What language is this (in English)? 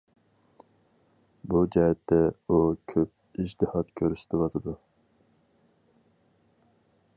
Uyghur